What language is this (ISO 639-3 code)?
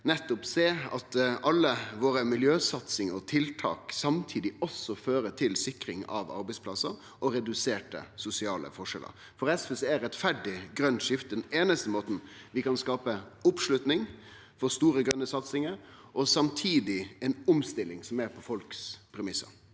nor